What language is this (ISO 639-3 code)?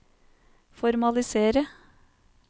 nor